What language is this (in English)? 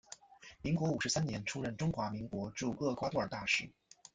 Chinese